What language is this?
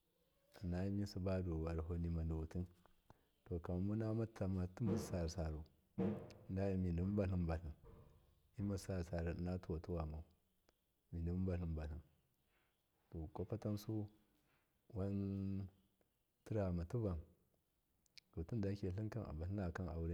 Miya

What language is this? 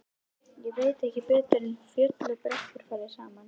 Icelandic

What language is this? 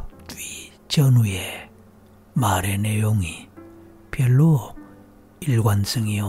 Korean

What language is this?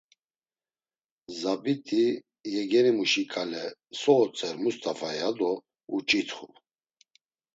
Laz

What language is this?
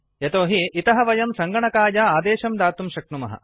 Sanskrit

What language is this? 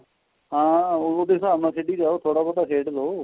Punjabi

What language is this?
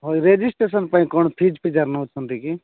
Odia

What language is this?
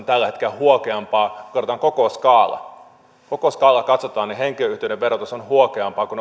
Finnish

